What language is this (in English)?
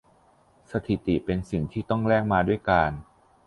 Thai